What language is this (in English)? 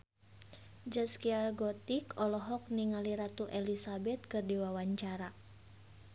Sundanese